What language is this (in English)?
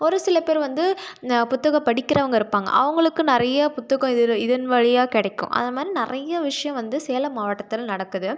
Tamil